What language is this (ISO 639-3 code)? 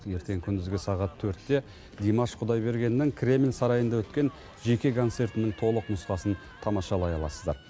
kaz